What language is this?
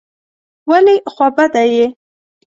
Pashto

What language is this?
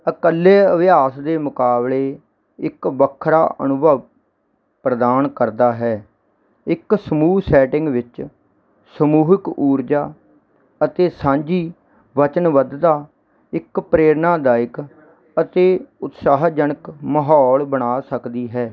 Punjabi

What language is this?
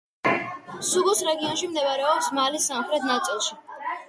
Georgian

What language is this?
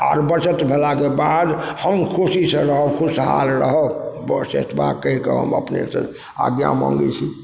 Maithili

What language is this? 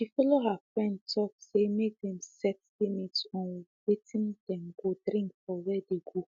Nigerian Pidgin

